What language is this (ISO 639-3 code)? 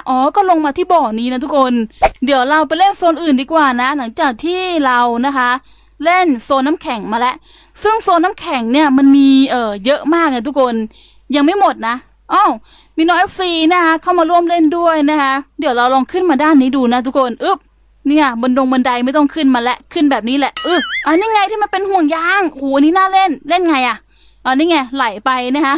tha